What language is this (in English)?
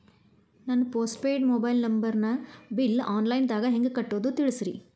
Kannada